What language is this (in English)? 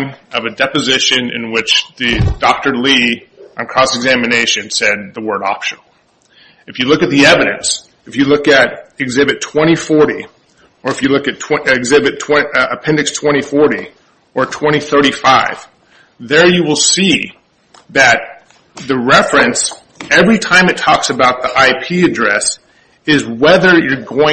English